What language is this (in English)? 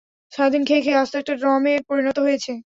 Bangla